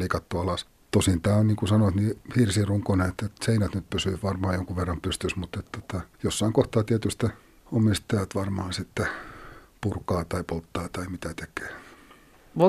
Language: Finnish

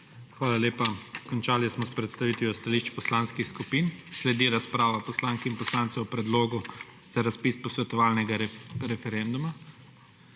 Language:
Slovenian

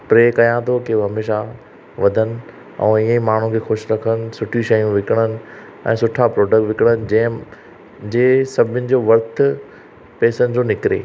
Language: Sindhi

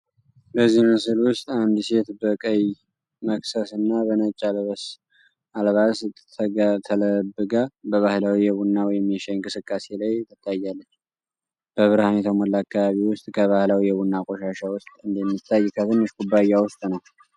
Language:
Amharic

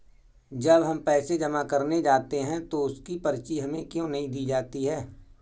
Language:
Hindi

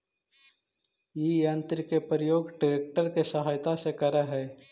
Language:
Magahi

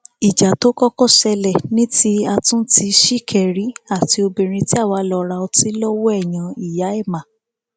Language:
Yoruba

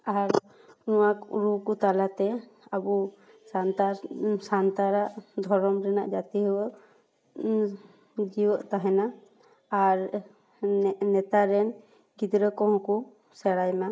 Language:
Santali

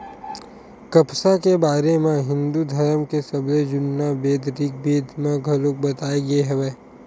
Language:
Chhattisgarhi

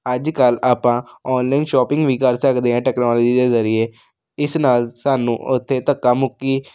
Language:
Punjabi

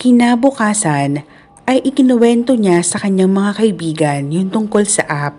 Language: Filipino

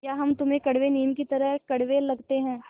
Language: Hindi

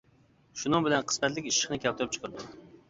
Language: Uyghur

